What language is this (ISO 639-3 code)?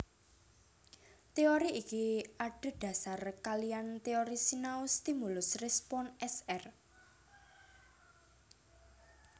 jav